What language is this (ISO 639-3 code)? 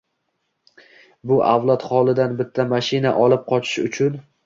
uzb